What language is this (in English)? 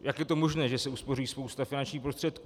Czech